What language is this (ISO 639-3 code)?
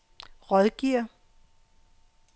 dan